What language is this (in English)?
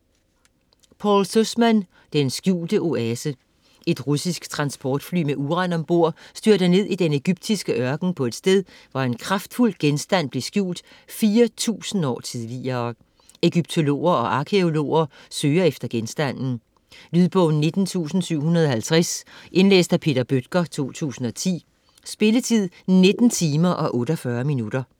Danish